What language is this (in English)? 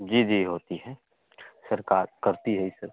Hindi